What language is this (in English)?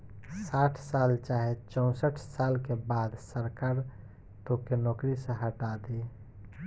Bhojpuri